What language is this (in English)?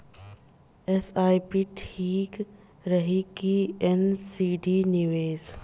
Bhojpuri